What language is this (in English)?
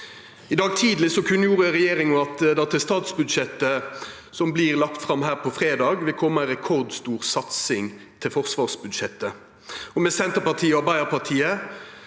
Norwegian